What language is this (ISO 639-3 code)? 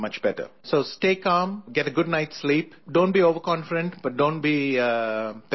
eng